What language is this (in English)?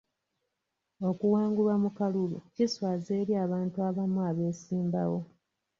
Ganda